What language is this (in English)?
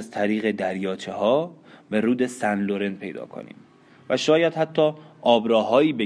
Persian